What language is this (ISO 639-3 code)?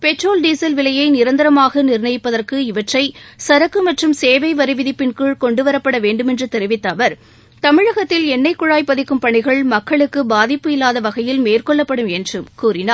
tam